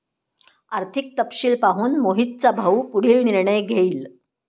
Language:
Marathi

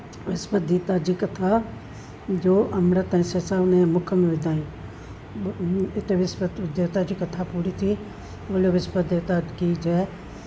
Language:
Sindhi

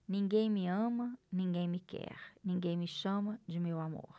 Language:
Portuguese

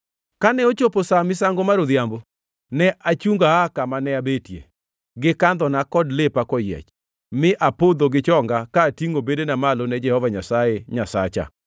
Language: Luo (Kenya and Tanzania)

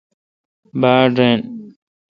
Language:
Kalkoti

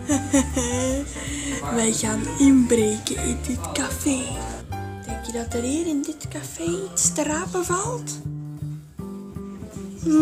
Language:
Dutch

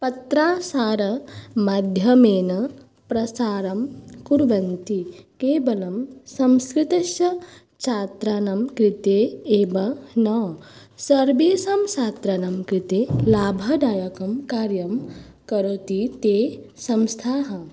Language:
Sanskrit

